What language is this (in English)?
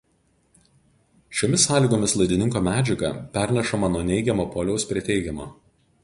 Lithuanian